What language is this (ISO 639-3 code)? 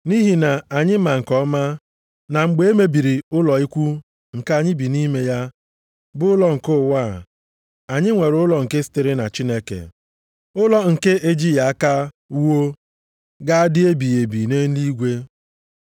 ibo